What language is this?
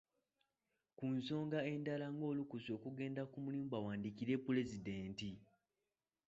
Ganda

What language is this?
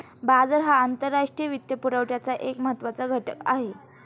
Marathi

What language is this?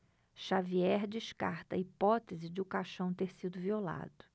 Portuguese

